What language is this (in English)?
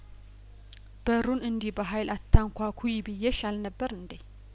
Amharic